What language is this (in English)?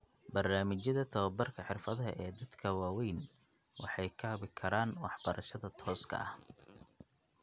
Somali